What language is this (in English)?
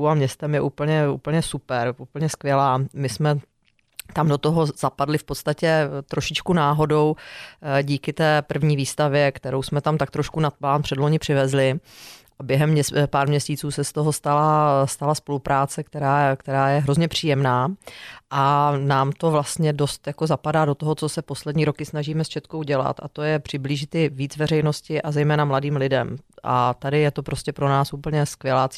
Czech